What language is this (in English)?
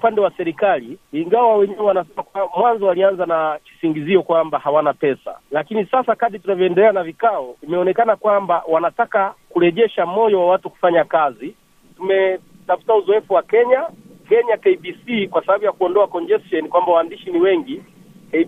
Swahili